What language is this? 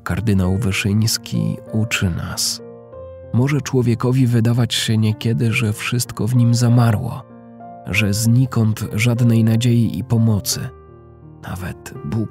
Polish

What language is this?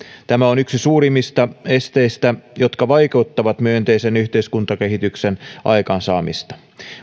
Finnish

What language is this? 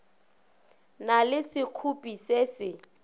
Northern Sotho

